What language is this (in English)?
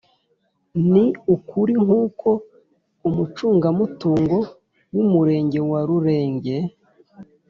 Kinyarwanda